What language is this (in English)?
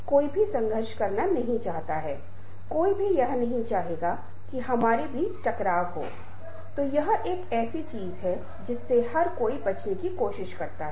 Hindi